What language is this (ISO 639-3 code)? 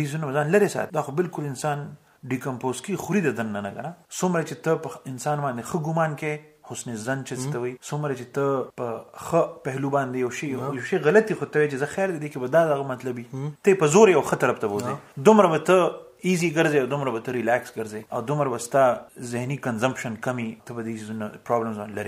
urd